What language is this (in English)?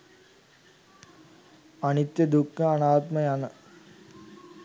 Sinhala